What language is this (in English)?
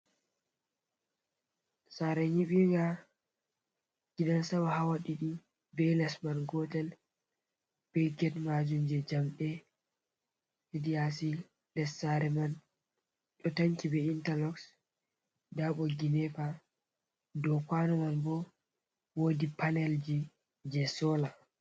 Fula